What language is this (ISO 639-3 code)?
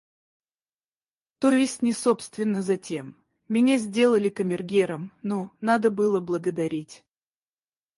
rus